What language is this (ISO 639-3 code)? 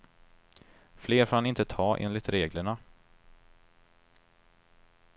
swe